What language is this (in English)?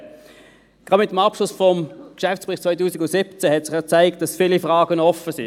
Swiss German